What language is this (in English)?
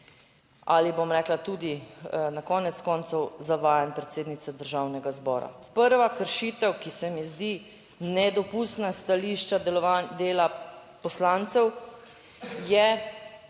Slovenian